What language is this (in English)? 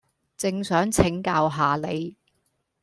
Cantonese